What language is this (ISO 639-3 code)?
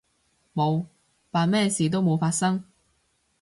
yue